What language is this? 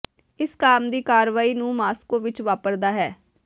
Punjabi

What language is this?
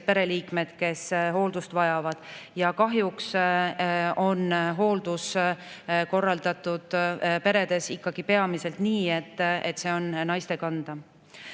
Estonian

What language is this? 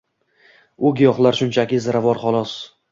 Uzbek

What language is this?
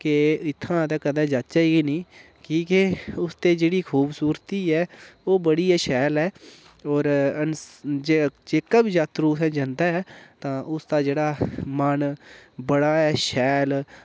Dogri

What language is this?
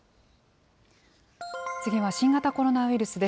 Japanese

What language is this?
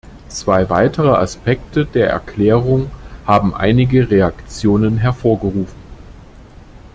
German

